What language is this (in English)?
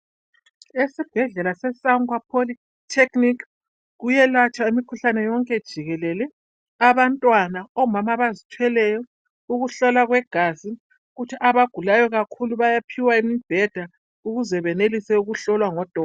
North Ndebele